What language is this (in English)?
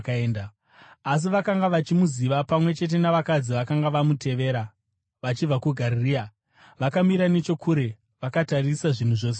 Shona